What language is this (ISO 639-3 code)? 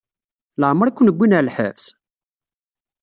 kab